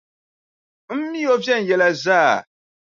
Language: Dagbani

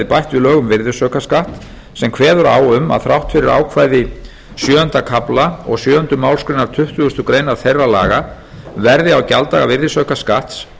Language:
Icelandic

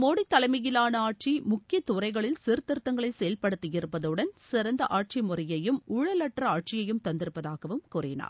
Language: Tamil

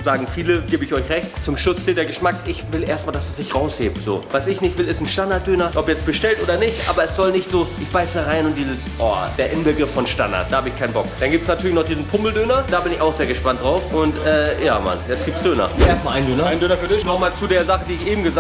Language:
German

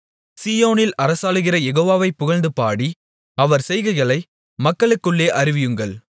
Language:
Tamil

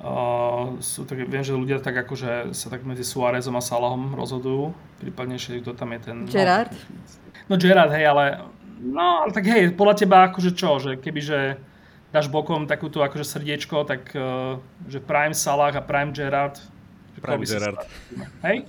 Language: Slovak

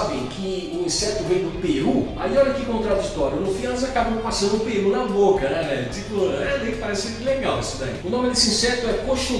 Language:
Portuguese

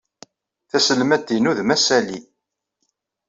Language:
Kabyle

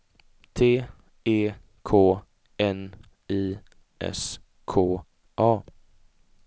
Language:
Swedish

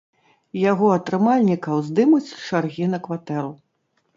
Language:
Belarusian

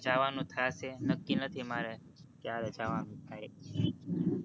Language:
Gujarati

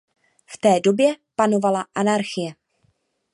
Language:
Czech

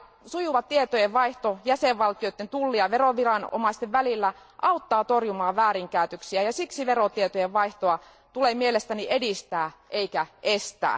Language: Finnish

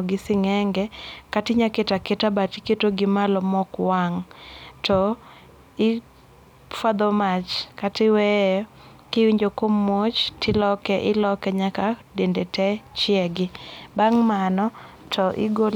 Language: Luo (Kenya and Tanzania)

